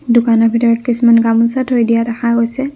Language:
Assamese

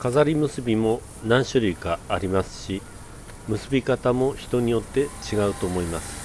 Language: Japanese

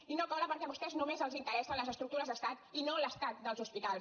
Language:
Catalan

